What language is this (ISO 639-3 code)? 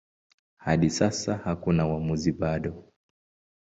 swa